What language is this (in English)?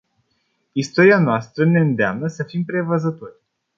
Romanian